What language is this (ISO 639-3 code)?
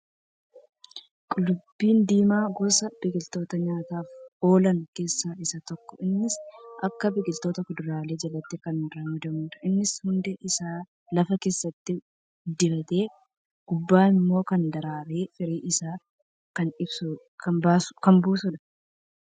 orm